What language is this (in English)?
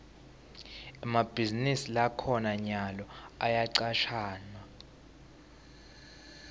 Swati